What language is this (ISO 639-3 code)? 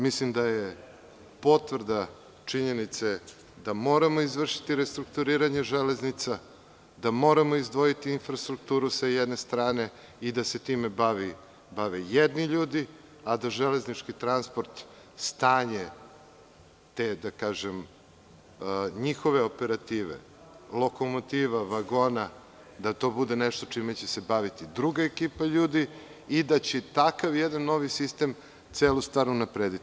srp